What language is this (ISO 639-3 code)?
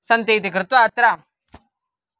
san